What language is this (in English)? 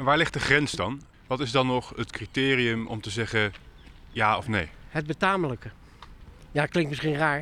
Dutch